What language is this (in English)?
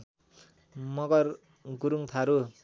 Nepali